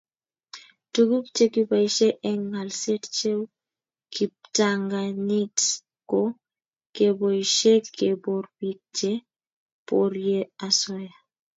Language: Kalenjin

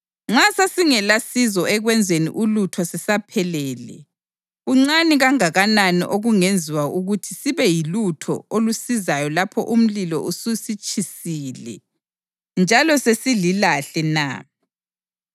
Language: North Ndebele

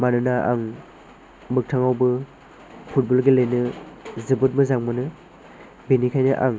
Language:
Bodo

